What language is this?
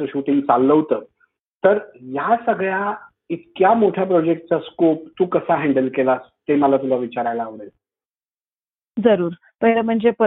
Marathi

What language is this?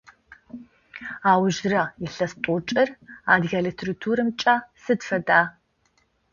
Adyghe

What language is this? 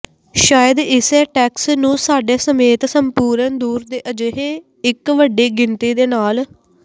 Punjabi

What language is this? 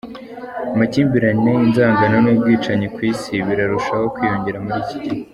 Kinyarwanda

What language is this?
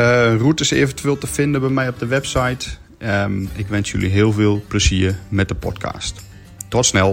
Dutch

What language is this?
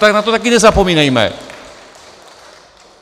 Czech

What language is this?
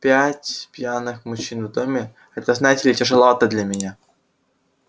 Russian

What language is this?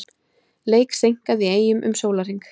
Icelandic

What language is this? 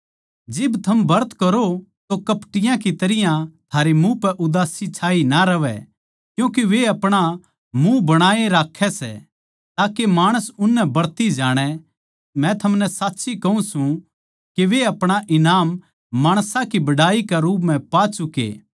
Haryanvi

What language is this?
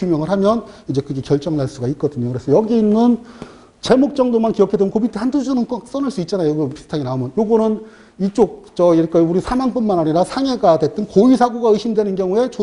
Korean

